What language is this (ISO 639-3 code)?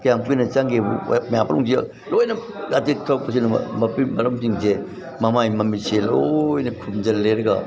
mni